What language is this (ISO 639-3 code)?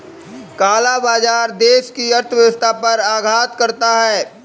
hin